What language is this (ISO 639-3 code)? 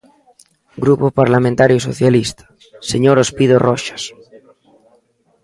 glg